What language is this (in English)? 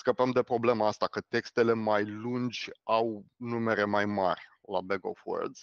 Romanian